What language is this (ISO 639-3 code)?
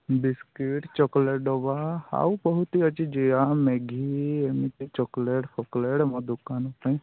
ori